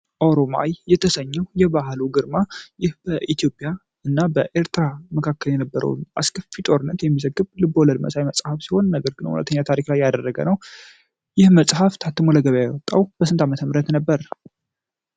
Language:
Amharic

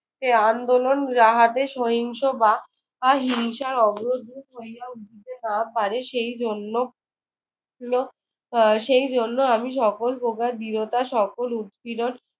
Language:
Bangla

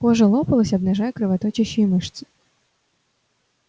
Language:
Russian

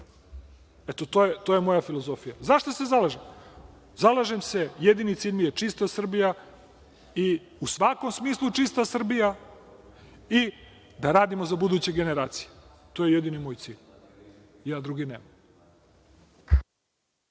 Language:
Serbian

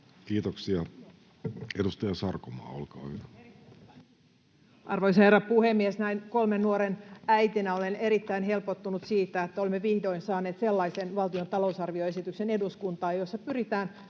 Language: Finnish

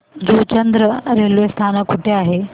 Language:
Marathi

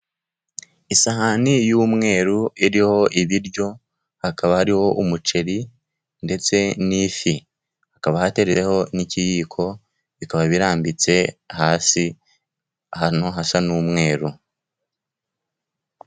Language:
Kinyarwanda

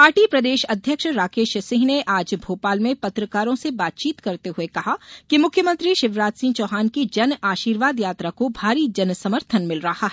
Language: Hindi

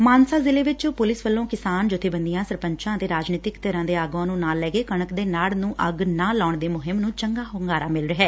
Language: Punjabi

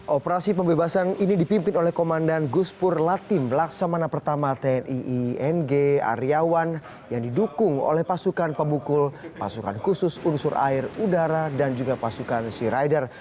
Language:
Indonesian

